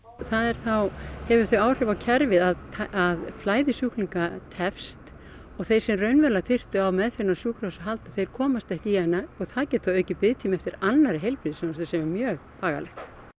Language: Icelandic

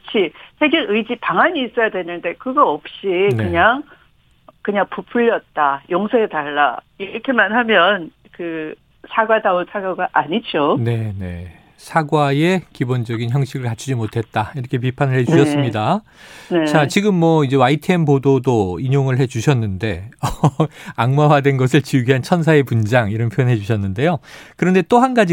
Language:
Korean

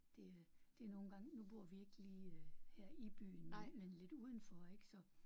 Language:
Danish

